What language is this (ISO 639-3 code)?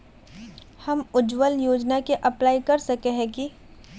mag